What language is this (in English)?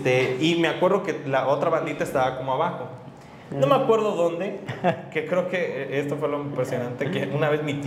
Spanish